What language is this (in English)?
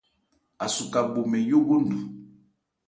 Ebrié